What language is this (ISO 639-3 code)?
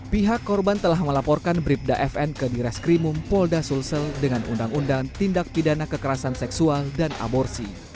ind